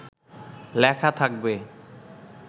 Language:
Bangla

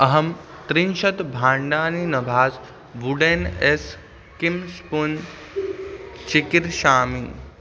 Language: Sanskrit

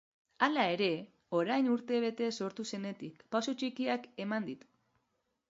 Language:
Basque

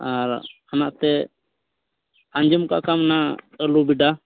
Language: Santali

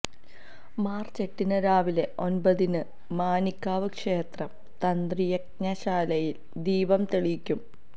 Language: Malayalam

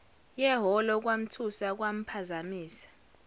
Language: Zulu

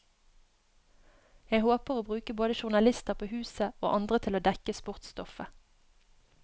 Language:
Norwegian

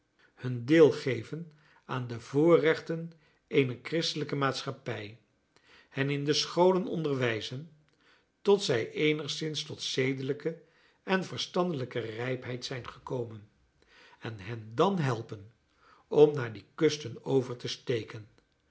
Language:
Dutch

